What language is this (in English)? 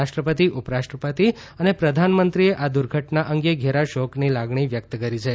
Gujarati